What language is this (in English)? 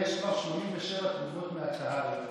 Hebrew